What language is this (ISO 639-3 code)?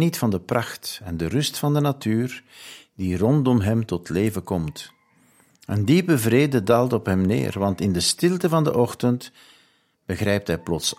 nld